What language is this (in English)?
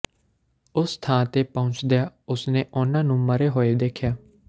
Punjabi